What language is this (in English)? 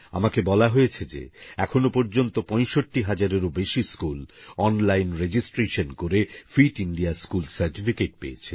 Bangla